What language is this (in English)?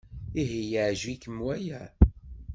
Kabyle